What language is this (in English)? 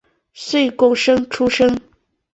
Chinese